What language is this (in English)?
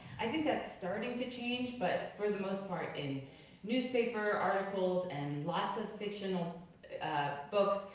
English